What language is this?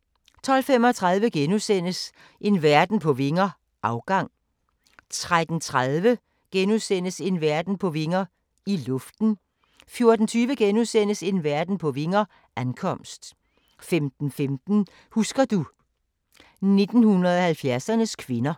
Danish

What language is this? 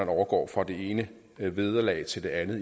Danish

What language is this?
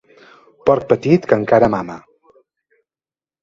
Catalan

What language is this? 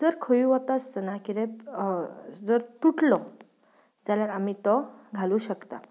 Konkani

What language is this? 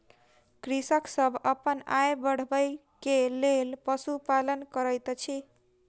Maithili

